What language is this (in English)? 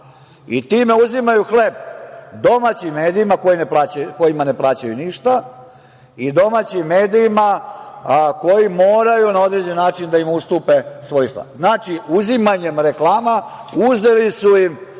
Serbian